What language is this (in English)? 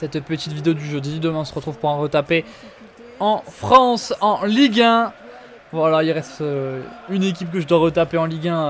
French